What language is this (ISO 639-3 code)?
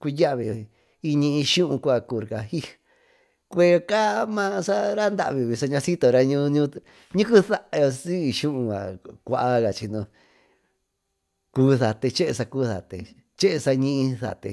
mtu